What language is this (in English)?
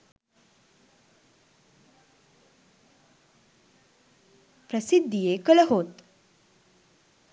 Sinhala